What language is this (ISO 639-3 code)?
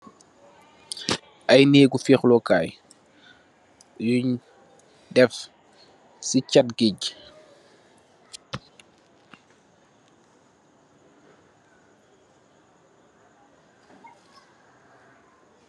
wol